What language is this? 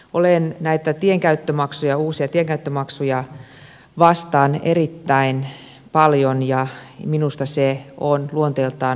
Finnish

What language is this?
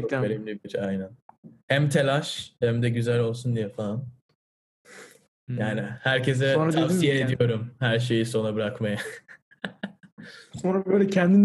Turkish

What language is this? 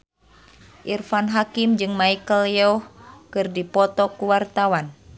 Sundanese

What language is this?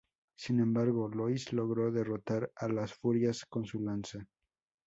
Spanish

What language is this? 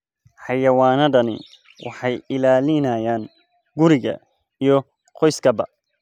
Somali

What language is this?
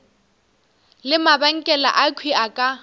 Northern Sotho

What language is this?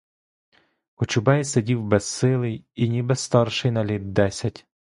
Ukrainian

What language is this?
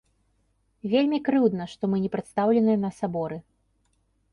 Belarusian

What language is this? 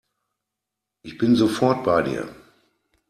German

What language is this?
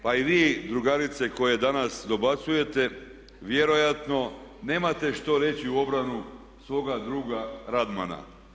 Croatian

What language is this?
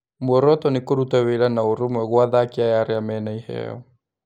Kikuyu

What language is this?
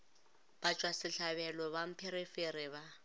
Northern Sotho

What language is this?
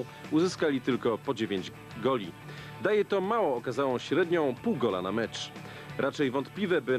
Polish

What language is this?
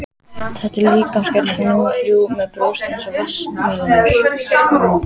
Icelandic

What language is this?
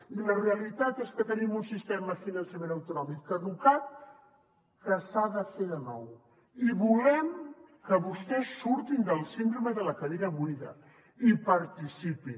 Catalan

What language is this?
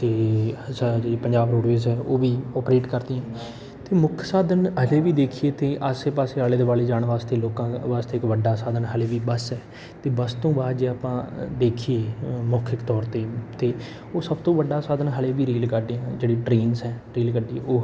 Punjabi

